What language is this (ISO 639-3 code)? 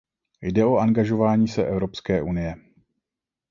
ces